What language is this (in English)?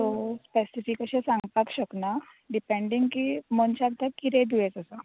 Konkani